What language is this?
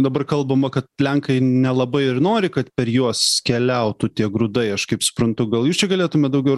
Lithuanian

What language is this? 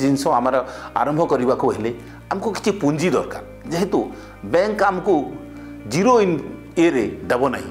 Hindi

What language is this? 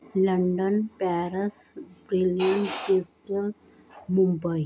Punjabi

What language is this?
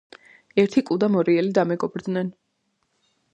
Georgian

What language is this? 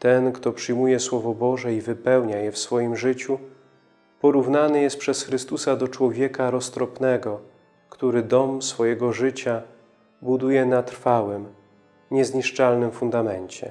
Polish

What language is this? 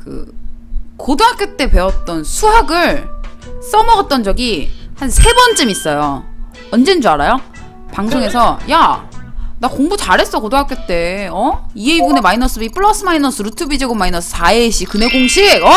Korean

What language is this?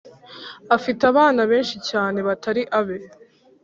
Kinyarwanda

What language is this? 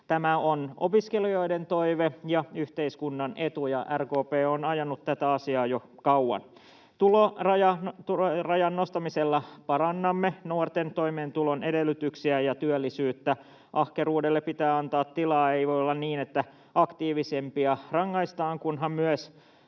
Finnish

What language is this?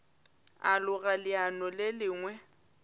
Northern Sotho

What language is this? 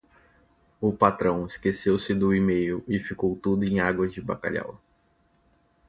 Portuguese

